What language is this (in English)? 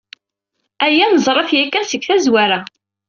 Kabyle